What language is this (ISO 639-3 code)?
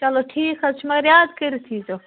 kas